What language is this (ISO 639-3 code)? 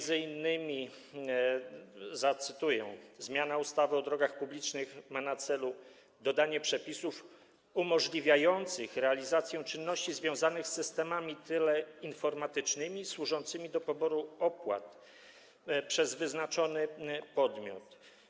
pol